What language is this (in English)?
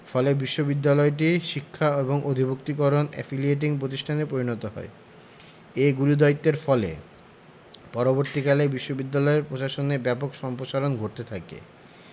Bangla